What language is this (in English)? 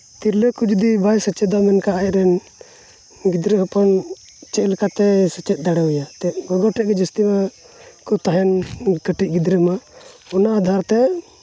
Santali